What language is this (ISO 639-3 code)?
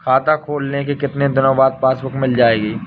hin